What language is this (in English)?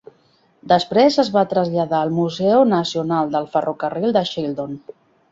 Catalan